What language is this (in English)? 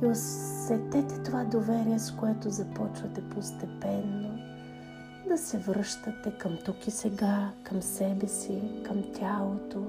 Bulgarian